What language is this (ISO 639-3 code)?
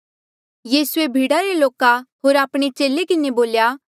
mjl